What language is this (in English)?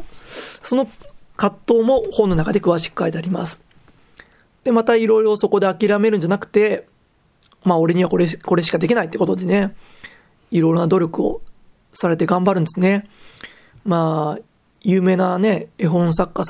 Japanese